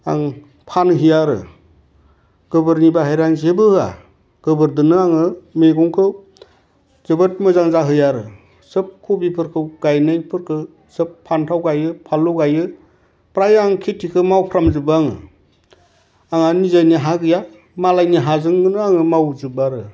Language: Bodo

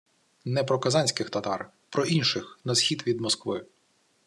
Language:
Ukrainian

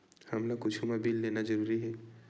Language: Chhattisgarhi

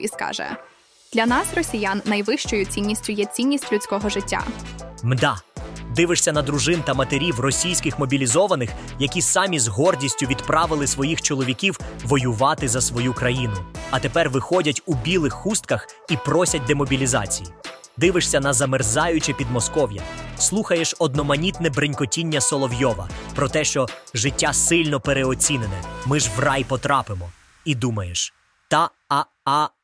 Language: Ukrainian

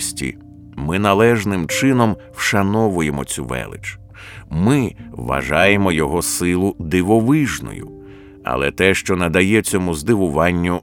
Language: Ukrainian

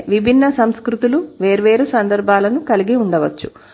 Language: Telugu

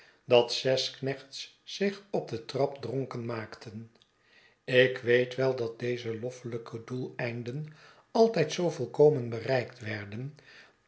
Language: Dutch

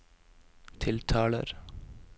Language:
Norwegian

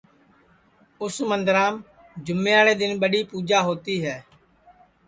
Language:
Sansi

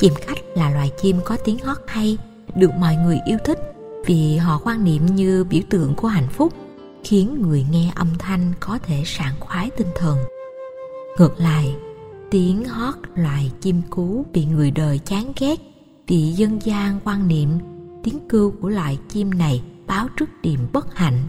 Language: Vietnamese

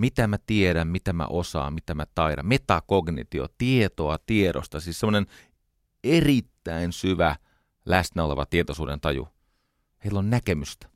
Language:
Finnish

